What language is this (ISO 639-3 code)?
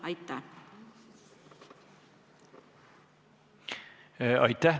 est